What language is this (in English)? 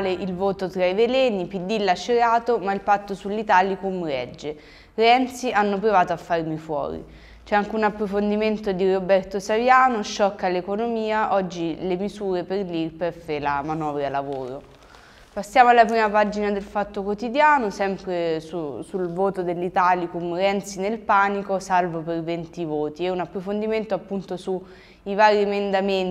Italian